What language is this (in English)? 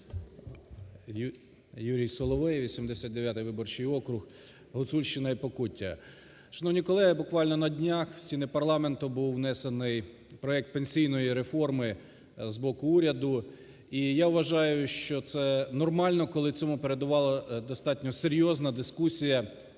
Ukrainian